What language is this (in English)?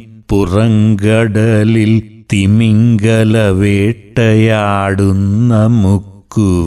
Malayalam